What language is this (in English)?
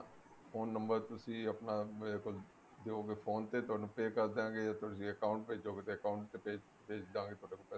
Punjabi